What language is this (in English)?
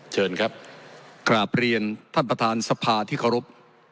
Thai